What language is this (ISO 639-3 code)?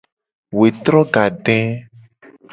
gej